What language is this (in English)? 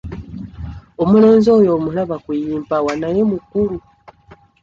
Ganda